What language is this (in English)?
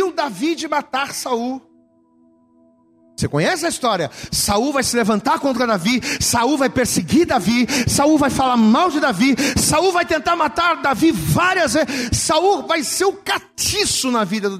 Portuguese